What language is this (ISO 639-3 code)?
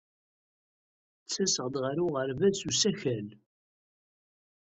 kab